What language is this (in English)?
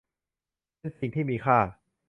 Thai